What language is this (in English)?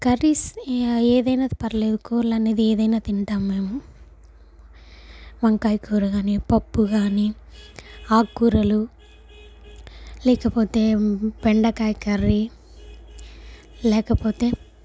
Telugu